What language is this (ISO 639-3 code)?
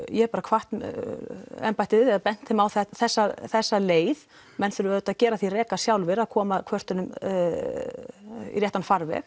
isl